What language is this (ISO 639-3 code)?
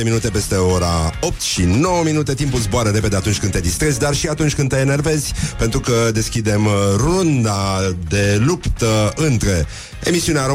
ron